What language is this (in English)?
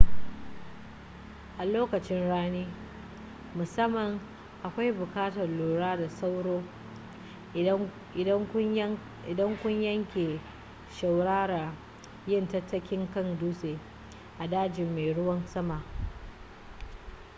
Hausa